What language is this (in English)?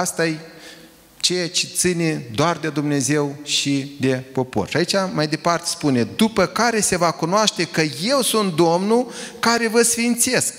Romanian